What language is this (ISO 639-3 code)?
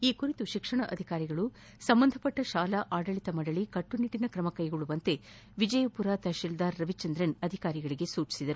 kan